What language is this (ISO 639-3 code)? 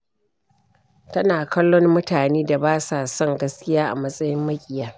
hau